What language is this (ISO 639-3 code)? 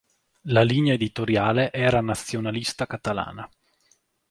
ita